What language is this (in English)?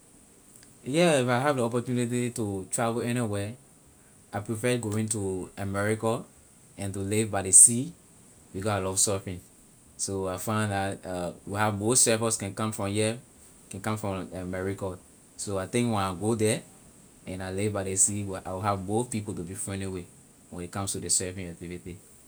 Liberian English